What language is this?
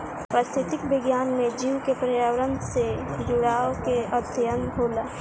Bhojpuri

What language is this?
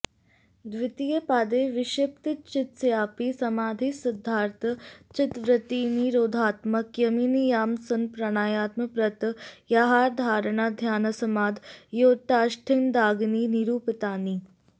Sanskrit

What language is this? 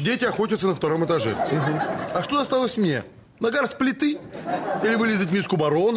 Russian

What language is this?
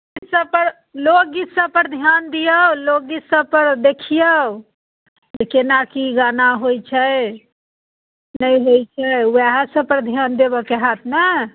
Maithili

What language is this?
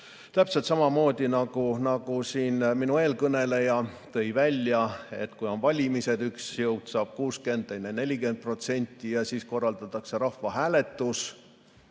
Estonian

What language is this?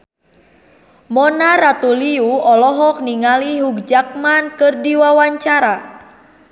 Sundanese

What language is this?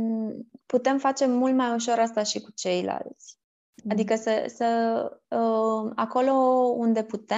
Romanian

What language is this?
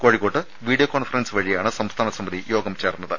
Malayalam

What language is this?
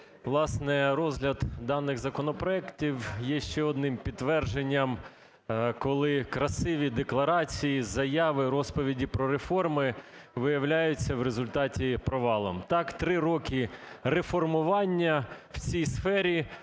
Ukrainian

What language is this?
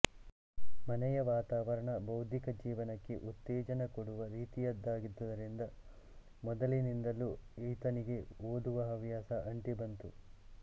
Kannada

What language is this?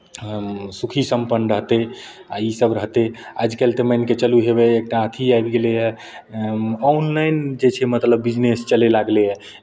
Maithili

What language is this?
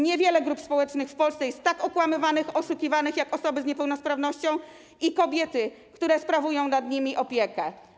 Polish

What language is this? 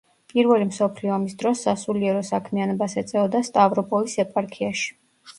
Georgian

